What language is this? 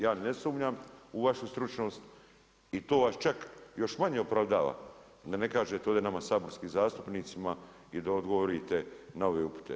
Croatian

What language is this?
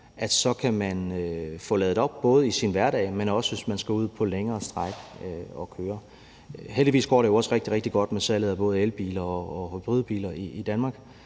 Danish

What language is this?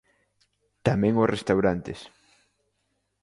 Galician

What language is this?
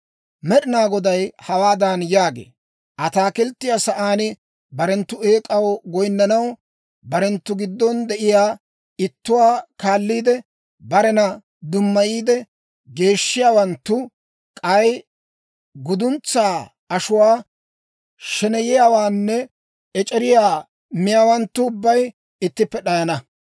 Dawro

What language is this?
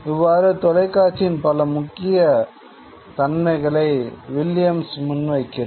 Tamil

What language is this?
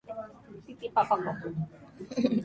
Japanese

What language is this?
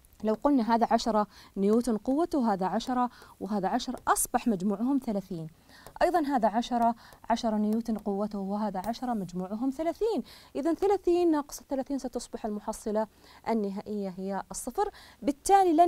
Arabic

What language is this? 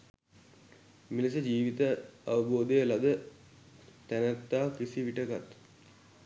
Sinhala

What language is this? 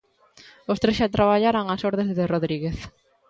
Galician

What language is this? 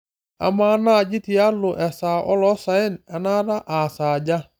Masai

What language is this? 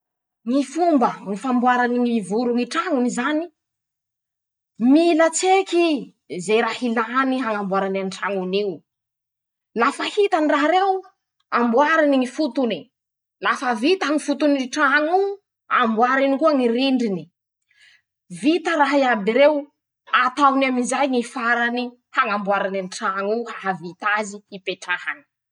Masikoro Malagasy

